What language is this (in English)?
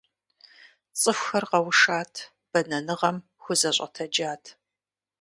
Kabardian